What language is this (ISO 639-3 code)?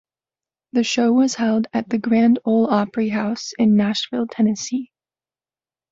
eng